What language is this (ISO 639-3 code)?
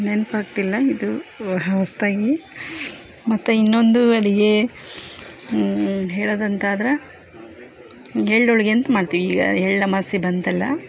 kan